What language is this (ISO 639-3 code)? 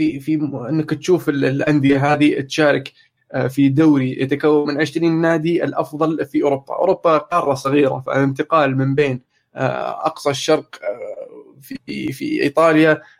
ara